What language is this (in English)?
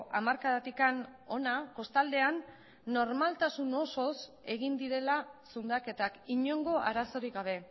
Basque